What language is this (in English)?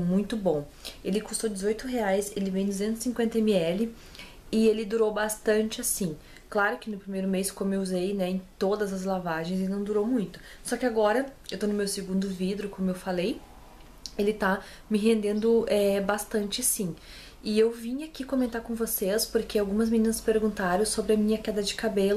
Portuguese